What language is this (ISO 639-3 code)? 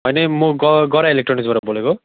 nep